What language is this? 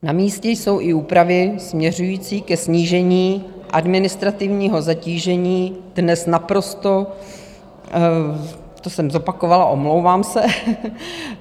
Czech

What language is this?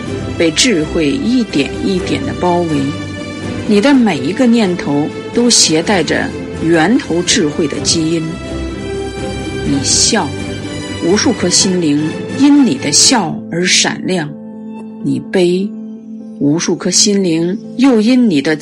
Chinese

